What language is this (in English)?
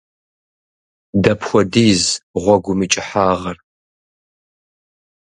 Kabardian